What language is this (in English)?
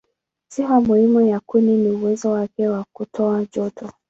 Swahili